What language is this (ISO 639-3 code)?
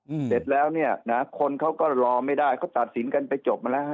tha